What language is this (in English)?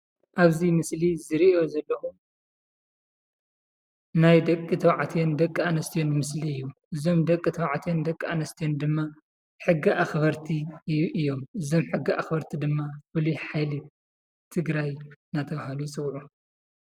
Tigrinya